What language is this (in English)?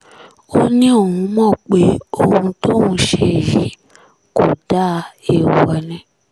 Yoruba